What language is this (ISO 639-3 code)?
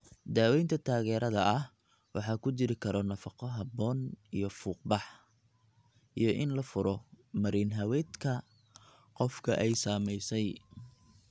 som